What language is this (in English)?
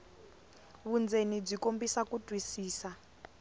Tsonga